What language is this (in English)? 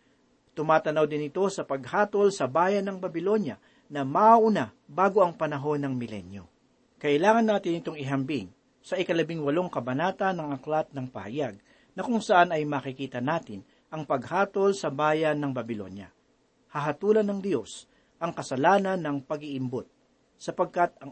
Filipino